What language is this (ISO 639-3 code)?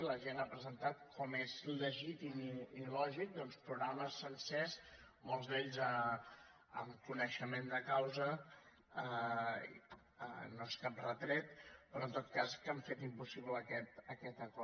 cat